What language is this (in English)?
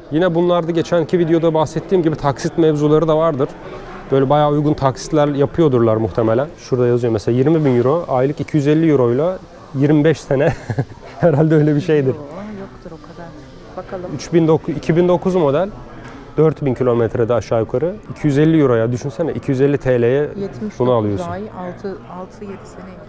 Turkish